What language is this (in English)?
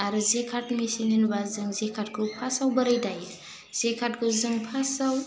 Bodo